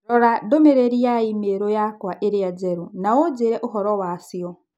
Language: Kikuyu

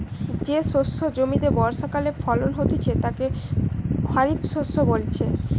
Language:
Bangla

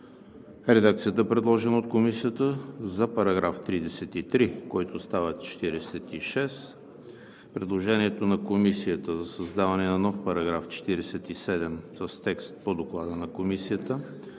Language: Bulgarian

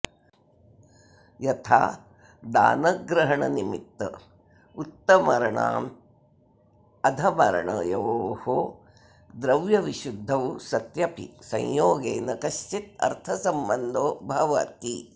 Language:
Sanskrit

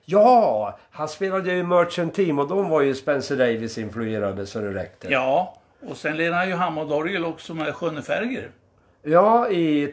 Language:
Swedish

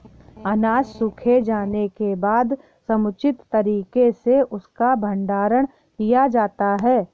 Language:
Hindi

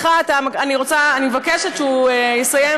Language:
Hebrew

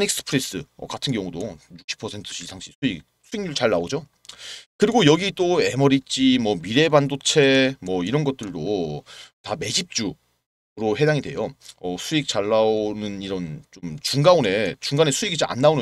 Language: Korean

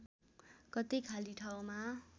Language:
Nepali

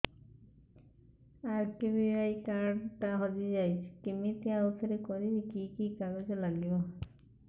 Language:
Odia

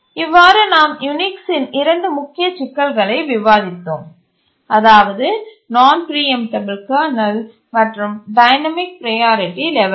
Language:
Tamil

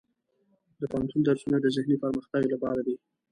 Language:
Pashto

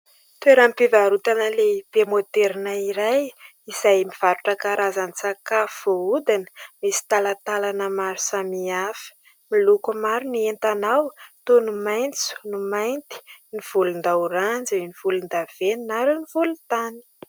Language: Malagasy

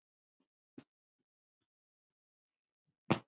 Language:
Icelandic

